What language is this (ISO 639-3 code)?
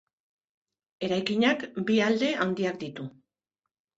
eus